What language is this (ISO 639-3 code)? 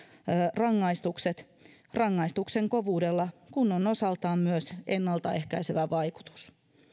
fin